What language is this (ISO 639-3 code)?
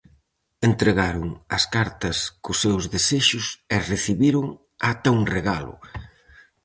glg